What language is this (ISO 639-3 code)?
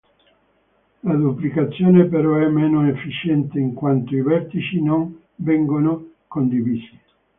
ita